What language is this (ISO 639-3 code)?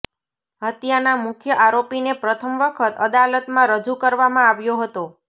guj